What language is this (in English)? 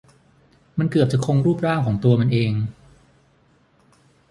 Thai